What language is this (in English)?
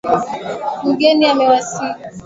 Swahili